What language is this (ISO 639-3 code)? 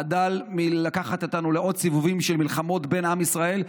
heb